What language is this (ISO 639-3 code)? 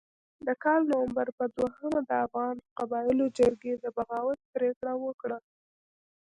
pus